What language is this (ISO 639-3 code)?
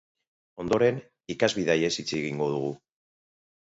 eus